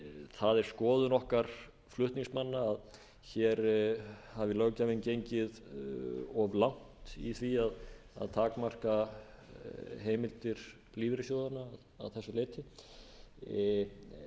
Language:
Icelandic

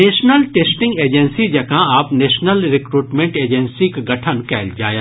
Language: Maithili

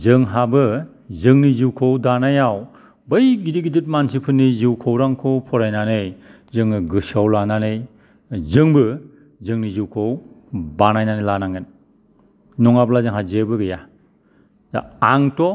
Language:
Bodo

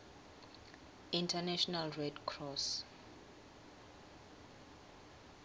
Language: Swati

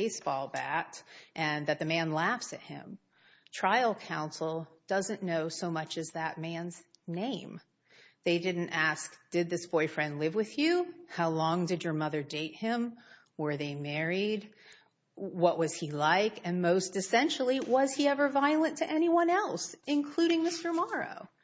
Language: English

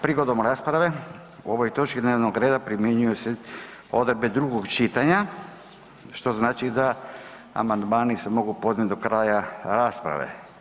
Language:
Croatian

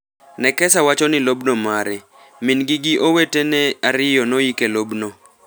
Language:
Luo (Kenya and Tanzania)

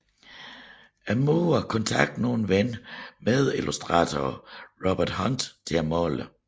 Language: Danish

